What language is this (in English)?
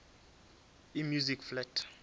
Northern Sotho